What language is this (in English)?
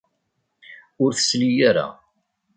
Kabyle